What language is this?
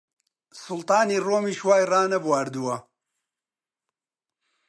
Central Kurdish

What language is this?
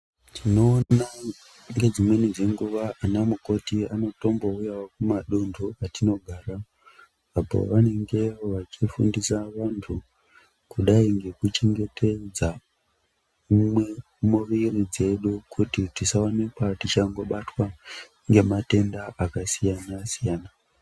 Ndau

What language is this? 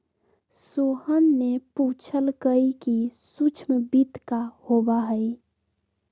Magahi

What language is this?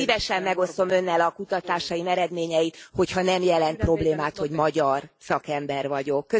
Hungarian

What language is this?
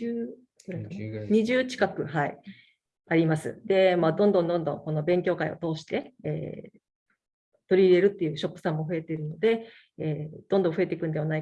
Japanese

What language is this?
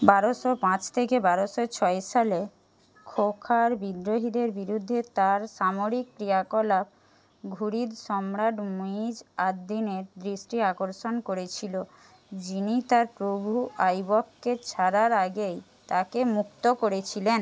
Bangla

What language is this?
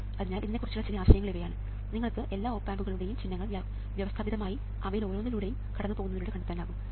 Malayalam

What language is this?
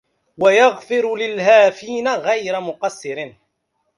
Arabic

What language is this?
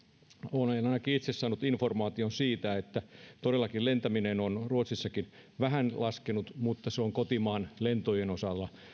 Finnish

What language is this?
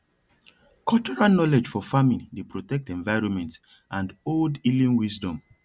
Nigerian Pidgin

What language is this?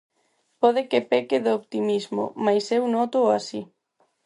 Galician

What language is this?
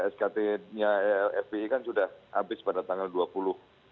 Indonesian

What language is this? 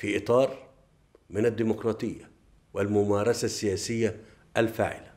Arabic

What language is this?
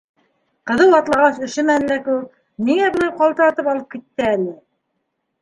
Bashkir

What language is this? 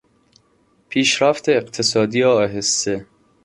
Persian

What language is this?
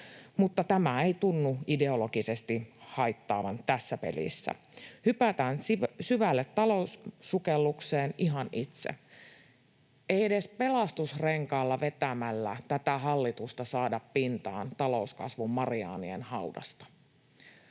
Finnish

